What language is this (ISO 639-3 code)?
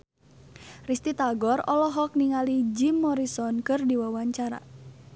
sun